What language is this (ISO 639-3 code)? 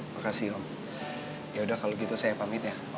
ind